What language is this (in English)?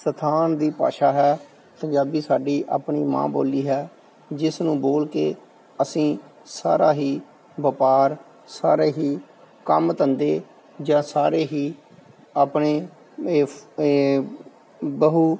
Punjabi